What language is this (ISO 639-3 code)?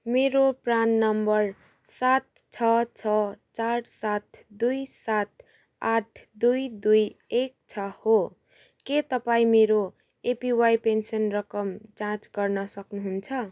nep